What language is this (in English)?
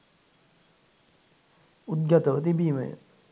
Sinhala